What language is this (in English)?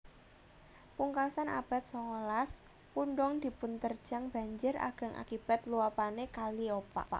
Javanese